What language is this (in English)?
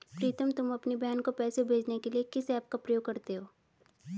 Hindi